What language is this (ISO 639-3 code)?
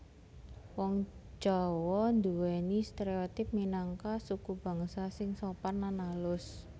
jav